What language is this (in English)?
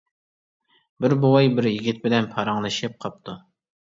Uyghur